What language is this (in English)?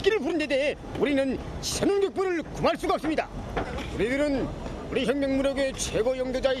Korean